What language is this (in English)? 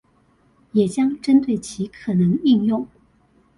Chinese